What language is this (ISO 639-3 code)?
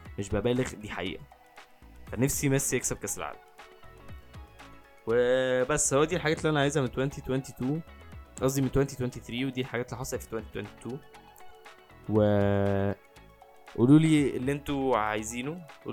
ara